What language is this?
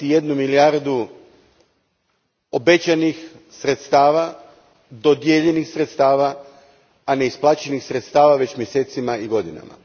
Croatian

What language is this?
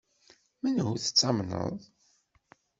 Kabyle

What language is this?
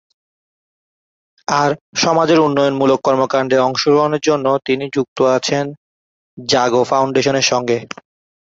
Bangla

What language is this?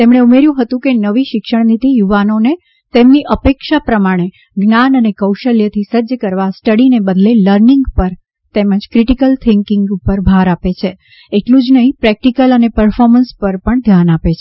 Gujarati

